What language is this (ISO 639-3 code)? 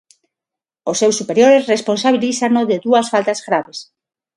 glg